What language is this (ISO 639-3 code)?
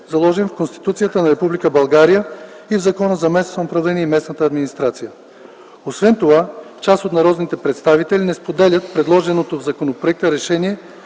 bul